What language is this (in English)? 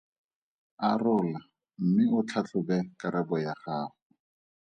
Tswana